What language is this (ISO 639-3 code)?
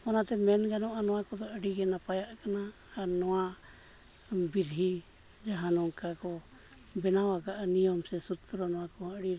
sat